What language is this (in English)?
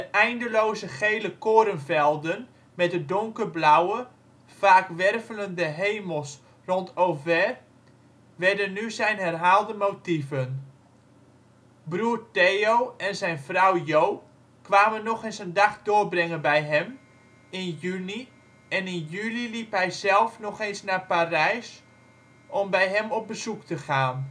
Dutch